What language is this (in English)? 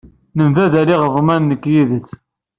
Kabyle